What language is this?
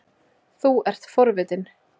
Icelandic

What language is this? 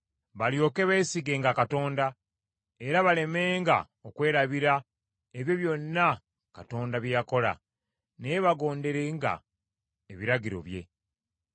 Ganda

